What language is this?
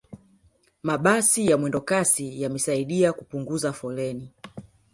Swahili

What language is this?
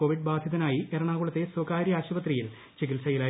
Malayalam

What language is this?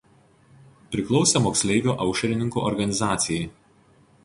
Lithuanian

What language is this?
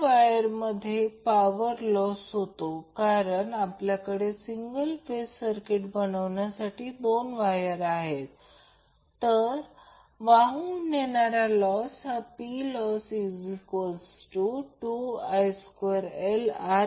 Marathi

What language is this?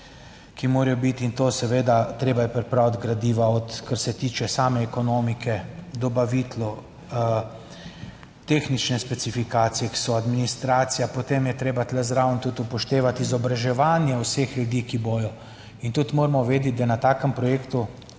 Slovenian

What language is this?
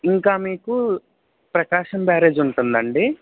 Telugu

